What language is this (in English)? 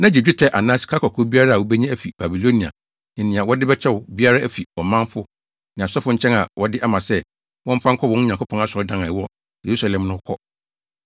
Akan